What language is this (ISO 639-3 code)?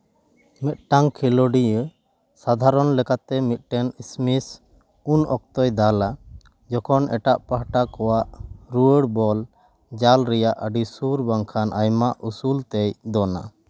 sat